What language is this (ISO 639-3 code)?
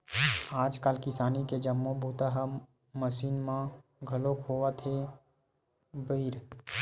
hne